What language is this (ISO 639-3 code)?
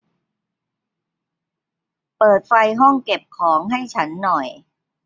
tha